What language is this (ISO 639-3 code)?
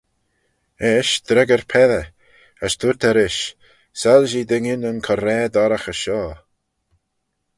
glv